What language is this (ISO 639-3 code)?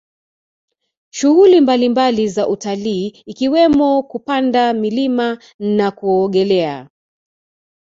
swa